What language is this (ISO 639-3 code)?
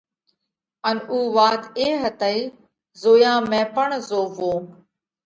kvx